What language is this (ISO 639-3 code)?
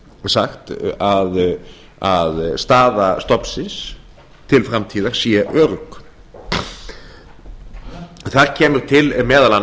isl